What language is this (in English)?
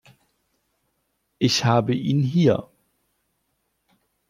German